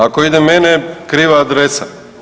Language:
Croatian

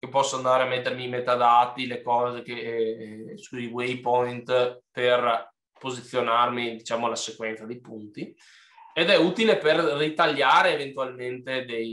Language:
Italian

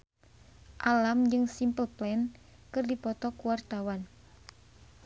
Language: Sundanese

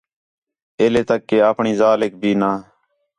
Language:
Khetrani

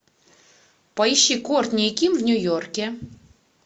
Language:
Russian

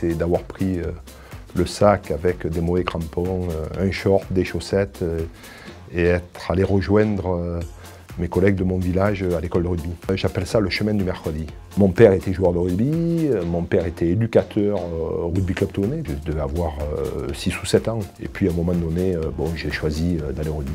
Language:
French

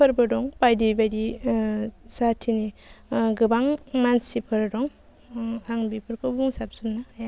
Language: Bodo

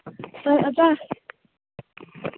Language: Manipuri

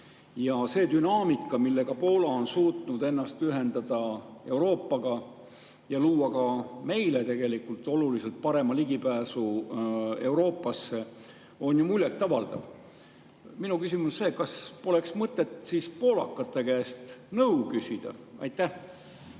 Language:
Estonian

